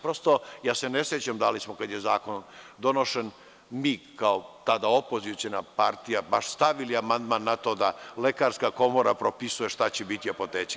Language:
Serbian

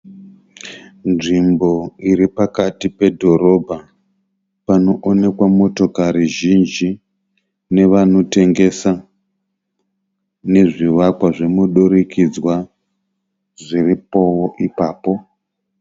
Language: Shona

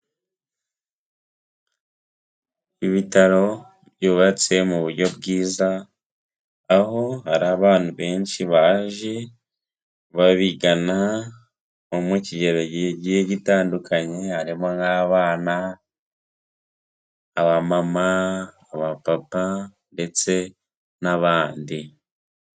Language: Kinyarwanda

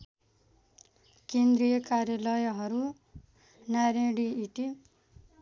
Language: Nepali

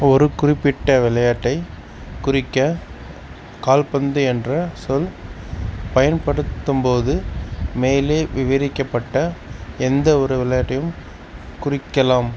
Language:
Tamil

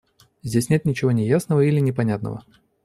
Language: Russian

